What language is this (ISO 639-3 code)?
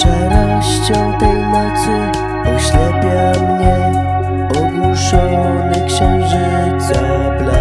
pol